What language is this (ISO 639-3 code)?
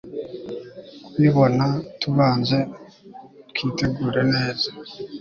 kin